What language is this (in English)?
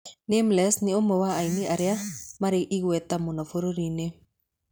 Kikuyu